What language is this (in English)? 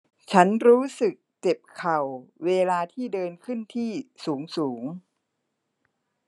Thai